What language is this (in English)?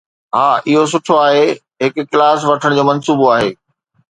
Sindhi